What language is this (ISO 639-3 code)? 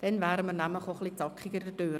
gsw